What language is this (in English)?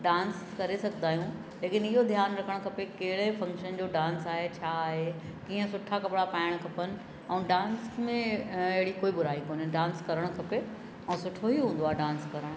Sindhi